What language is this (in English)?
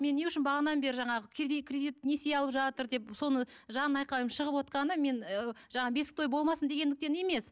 Kazakh